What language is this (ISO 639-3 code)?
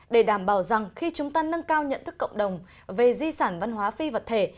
vie